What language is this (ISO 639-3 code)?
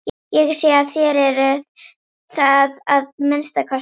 isl